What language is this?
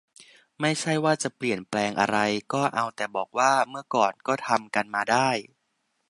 Thai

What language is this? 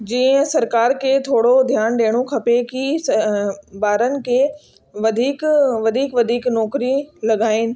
Sindhi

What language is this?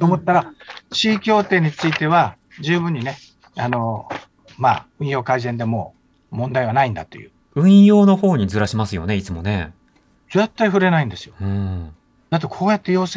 Japanese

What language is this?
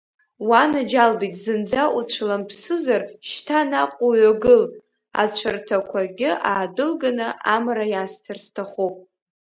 Abkhazian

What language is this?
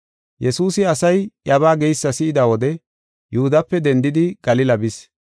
Gofa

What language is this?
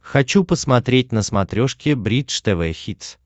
Russian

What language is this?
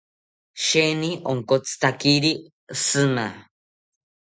South Ucayali Ashéninka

